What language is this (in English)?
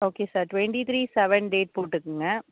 Tamil